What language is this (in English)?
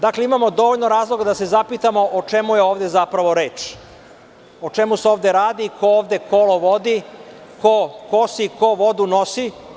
Serbian